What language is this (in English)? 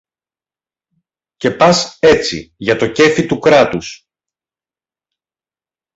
Greek